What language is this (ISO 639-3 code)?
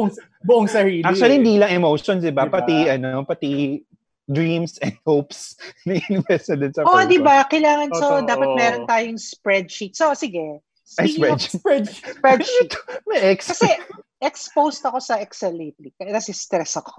fil